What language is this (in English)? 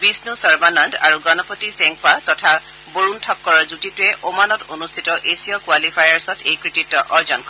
Assamese